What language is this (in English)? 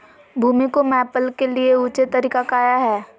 Magahi